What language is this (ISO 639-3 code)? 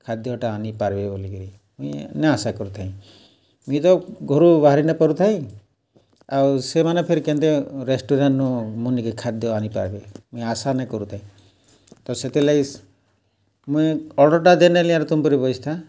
ori